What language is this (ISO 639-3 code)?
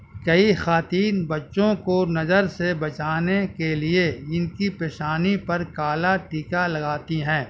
urd